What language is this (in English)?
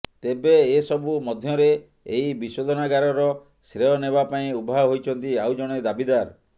Odia